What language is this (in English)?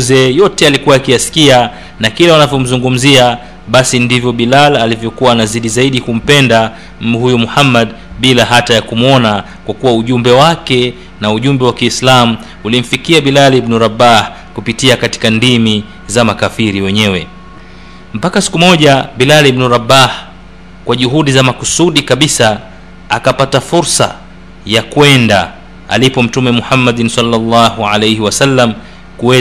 Swahili